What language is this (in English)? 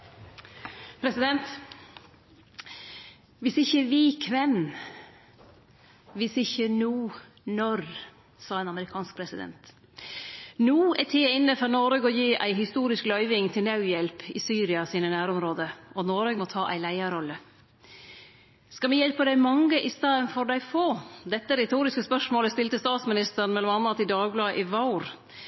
Norwegian Nynorsk